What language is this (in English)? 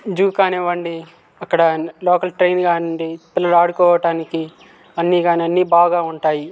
Telugu